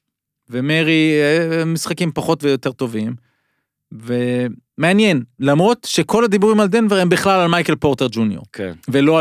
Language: Hebrew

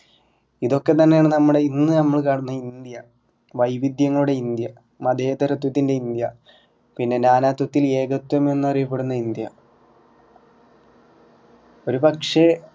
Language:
Malayalam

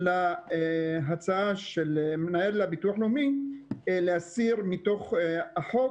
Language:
Hebrew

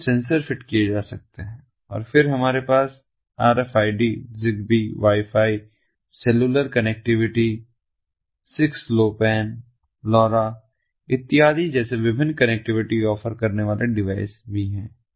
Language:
Hindi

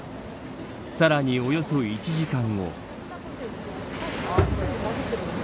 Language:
Japanese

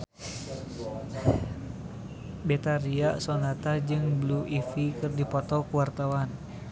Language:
Sundanese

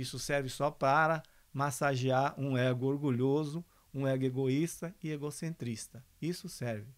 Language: Portuguese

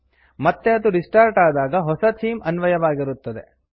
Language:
Kannada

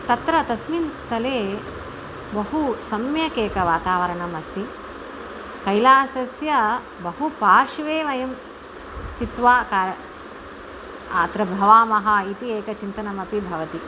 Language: Sanskrit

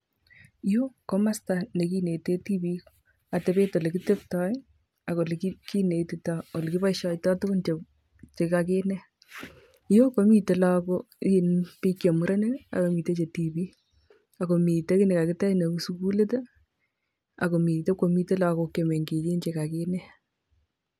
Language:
Kalenjin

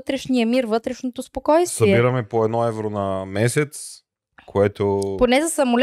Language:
Bulgarian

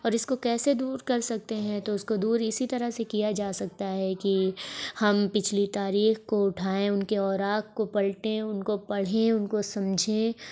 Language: Urdu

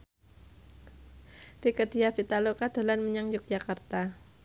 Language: Javanese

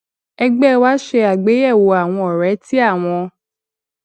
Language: Yoruba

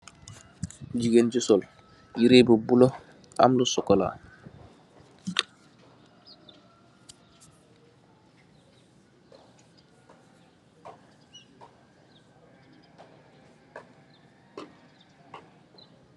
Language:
Wolof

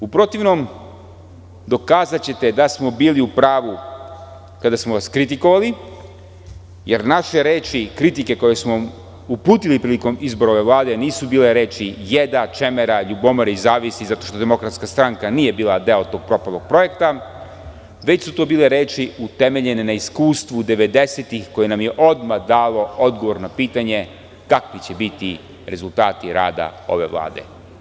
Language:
Serbian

